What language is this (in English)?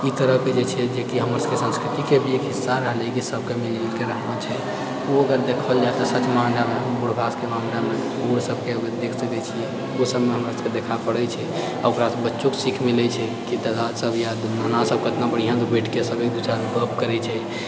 Maithili